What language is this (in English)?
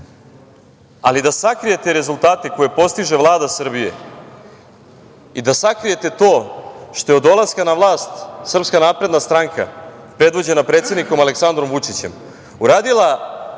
Serbian